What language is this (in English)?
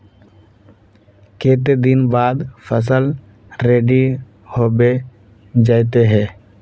Magahi